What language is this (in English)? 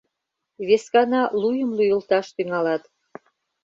Mari